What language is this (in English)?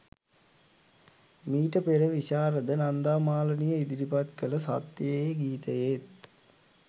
Sinhala